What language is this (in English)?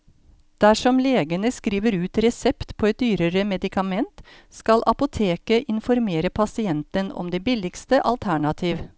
Norwegian